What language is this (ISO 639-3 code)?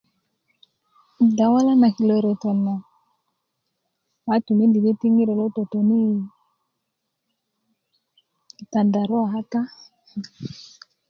ukv